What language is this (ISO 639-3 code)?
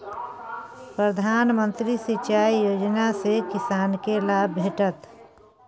mai